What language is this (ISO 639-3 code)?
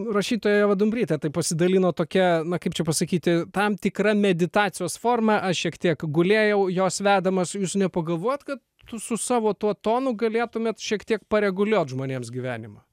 lit